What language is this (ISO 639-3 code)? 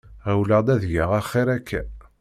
kab